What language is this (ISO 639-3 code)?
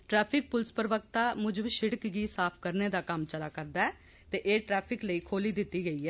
doi